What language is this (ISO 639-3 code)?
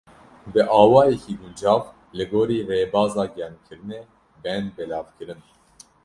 kur